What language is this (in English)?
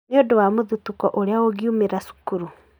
Kikuyu